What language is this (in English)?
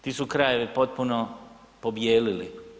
Croatian